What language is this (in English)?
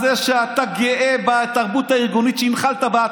Hebrew